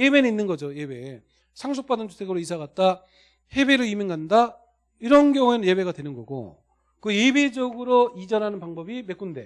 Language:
Korean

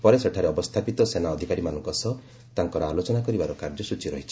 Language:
Odia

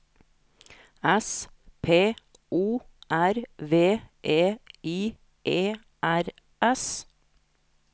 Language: Norwegian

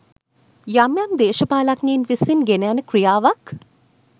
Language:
Sinhala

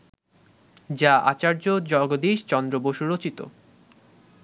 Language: Bangla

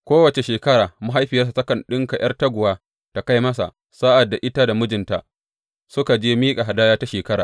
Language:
Hausa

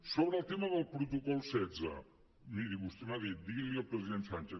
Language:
Catalan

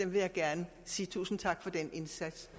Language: Danish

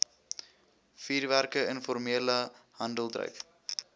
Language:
Afrikaans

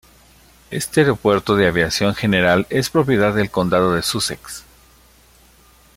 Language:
Spanish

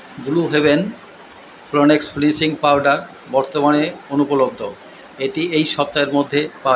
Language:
Bangla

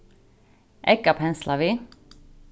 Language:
Faroese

